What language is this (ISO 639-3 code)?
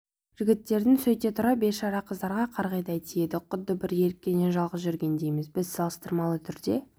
kaz